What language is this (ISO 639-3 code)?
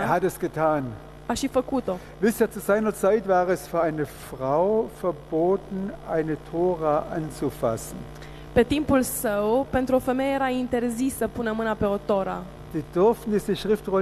ron